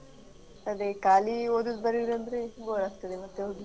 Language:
Kannada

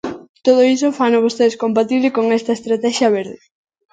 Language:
Galician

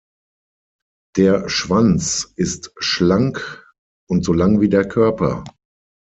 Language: German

